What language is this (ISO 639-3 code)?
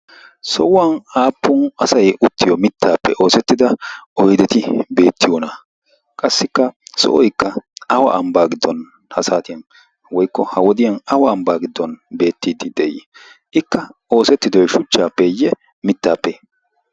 wal